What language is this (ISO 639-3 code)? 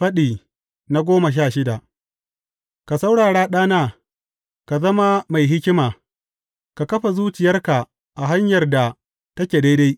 hau